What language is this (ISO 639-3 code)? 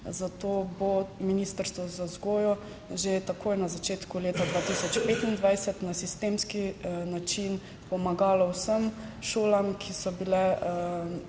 slv